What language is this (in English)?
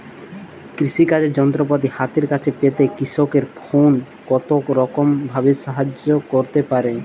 Bangla